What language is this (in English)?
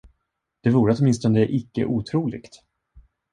Swedish